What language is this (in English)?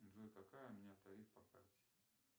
Russian